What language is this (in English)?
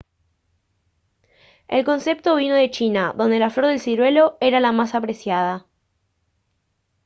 Spanish